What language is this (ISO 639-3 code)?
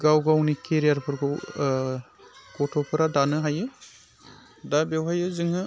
brx